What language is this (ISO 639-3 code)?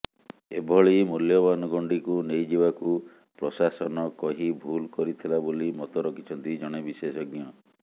ori